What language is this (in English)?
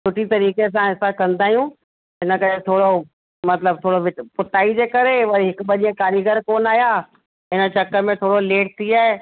Sindhi